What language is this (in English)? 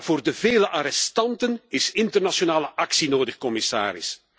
Dutch